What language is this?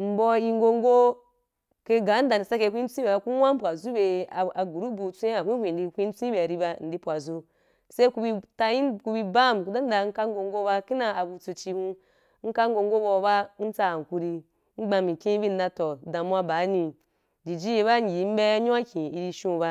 Wapan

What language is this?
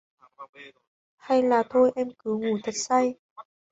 Vietnamese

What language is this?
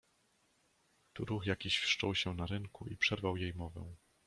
Polish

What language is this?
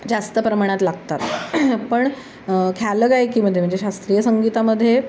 Marathi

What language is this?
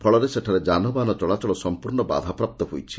Odia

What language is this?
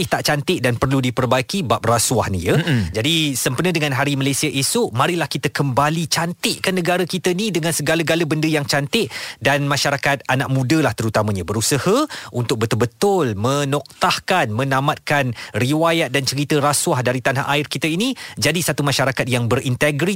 Malay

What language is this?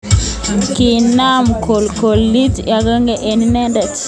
Kalenjin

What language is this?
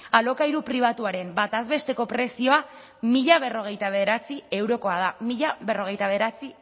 Basque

